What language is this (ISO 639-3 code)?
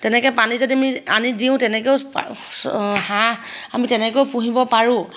asm